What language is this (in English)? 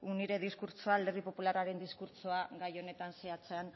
Basque